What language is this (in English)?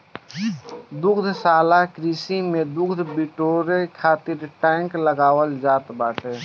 Bhojpuri